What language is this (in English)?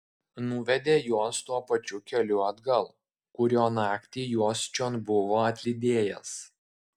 Lithuanian